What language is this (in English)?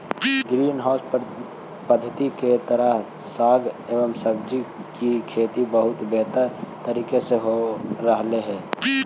Magahi